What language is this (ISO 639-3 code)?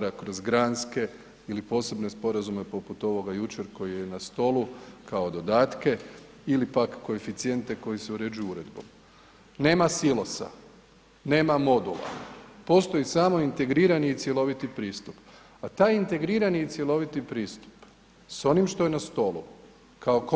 hrv